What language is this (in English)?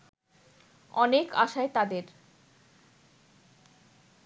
Bangla